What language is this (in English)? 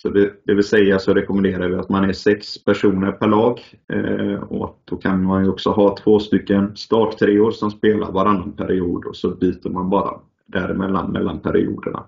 Swedish